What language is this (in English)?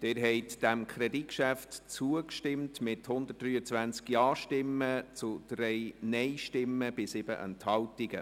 Swiss German